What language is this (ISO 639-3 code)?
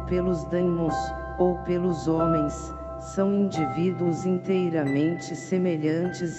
por